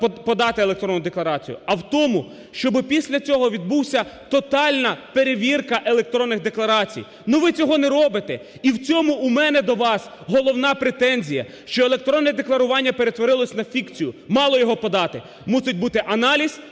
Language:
Ukrainian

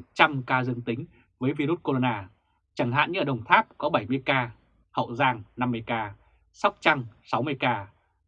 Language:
Vietnamese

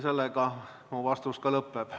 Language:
Estonian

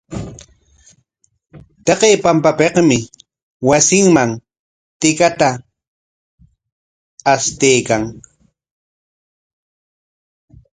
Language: Corongo Ancash Quechua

